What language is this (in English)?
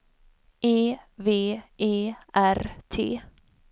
Swedish